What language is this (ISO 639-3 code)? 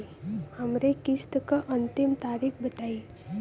bho